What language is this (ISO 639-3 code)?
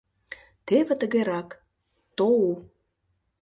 chm